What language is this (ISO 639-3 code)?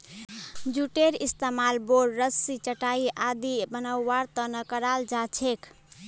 mag